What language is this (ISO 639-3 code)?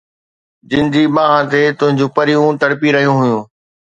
snd